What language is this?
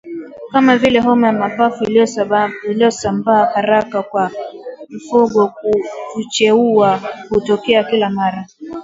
Swahili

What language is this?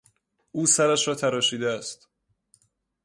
Persian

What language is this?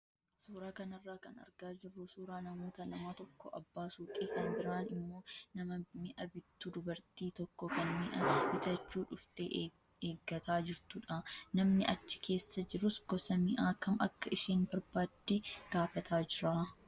Oromo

